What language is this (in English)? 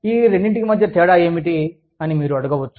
Telugu